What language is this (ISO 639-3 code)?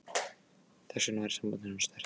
isl